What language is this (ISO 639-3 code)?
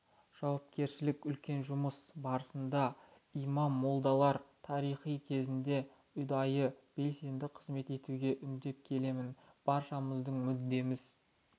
kaz